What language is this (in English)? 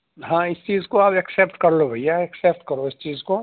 Urdu